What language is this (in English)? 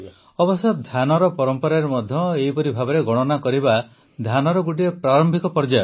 Odia